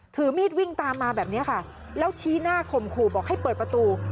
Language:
Thai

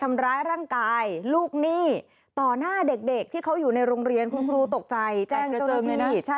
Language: Thai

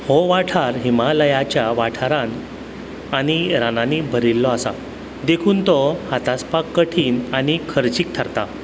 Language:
Konkani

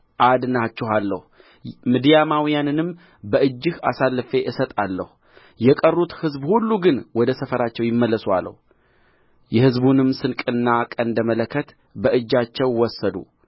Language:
Amharic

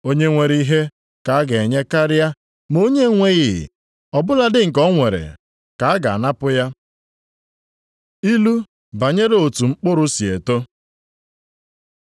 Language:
Igbo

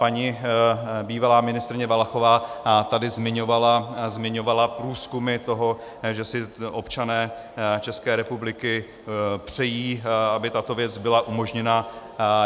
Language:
Czech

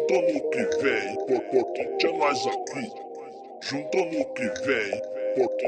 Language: Dutch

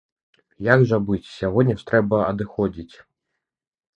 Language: Belarusian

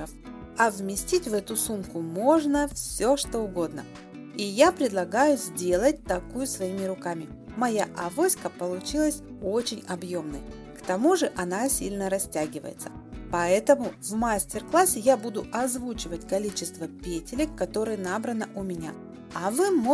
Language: Russian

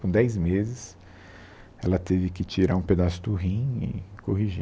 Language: Portuguese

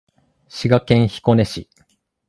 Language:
Japanese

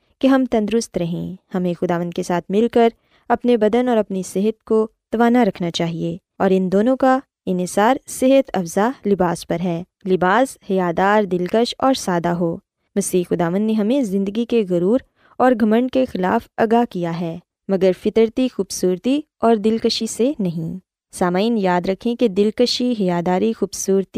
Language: Urdu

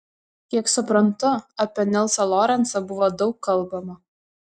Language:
Lithuanian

